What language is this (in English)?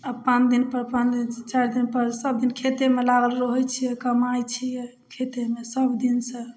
Maithili